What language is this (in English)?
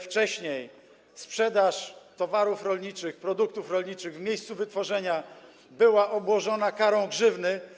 Polish